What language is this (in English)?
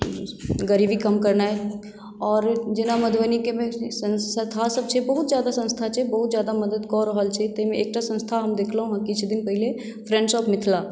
Maithili